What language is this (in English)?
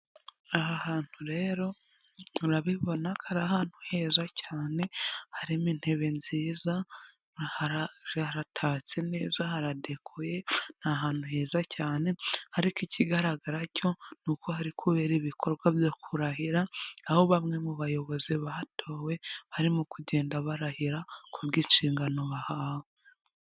Kinyarwanda